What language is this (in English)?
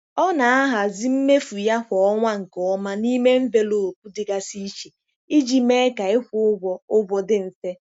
Igbo